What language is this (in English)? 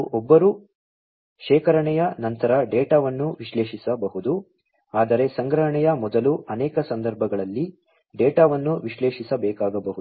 Kannada